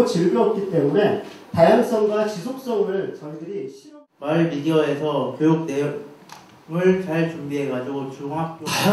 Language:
Korean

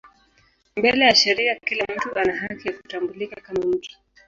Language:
Swahili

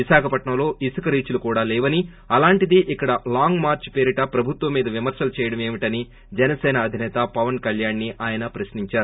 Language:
Telugu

